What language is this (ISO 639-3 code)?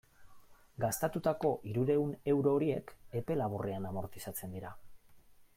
eus